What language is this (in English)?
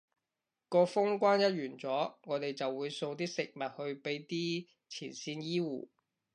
Cantonese